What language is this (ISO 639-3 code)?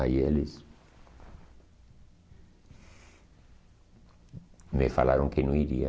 por